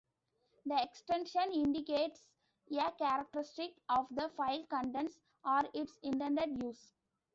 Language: English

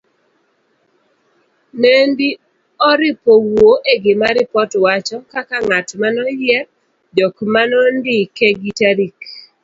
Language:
Luo (Kenya and Tanzania)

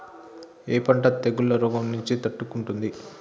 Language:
Telugu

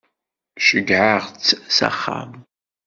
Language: Kabyle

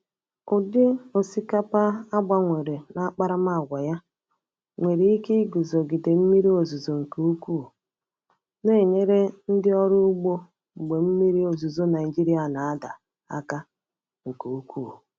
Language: Igbo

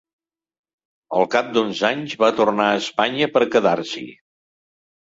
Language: Catalan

